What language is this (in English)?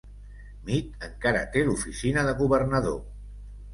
Catalan